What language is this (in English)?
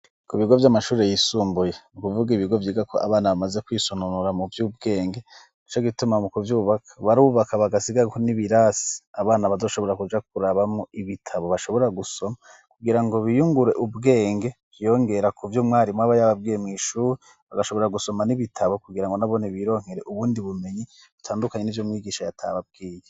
Rundi